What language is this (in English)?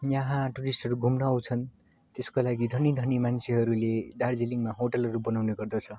Nepali